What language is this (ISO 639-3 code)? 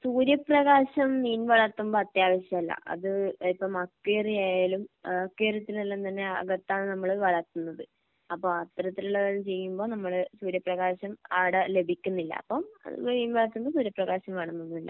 mal